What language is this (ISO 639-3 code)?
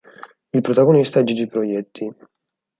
ita